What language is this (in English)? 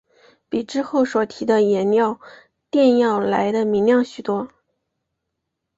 Chinese